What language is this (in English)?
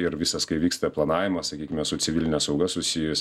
Lithuanian